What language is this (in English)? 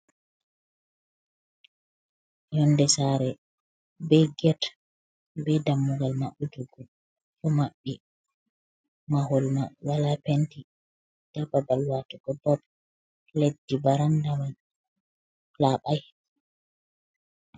Fula